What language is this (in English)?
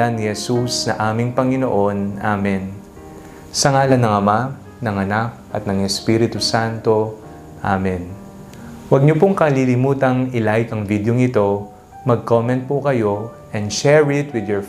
Filipino